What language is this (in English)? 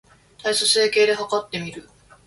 Japanese